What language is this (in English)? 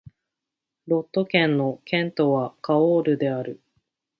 Japanese